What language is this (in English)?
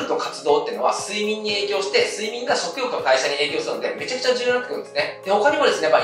Japanese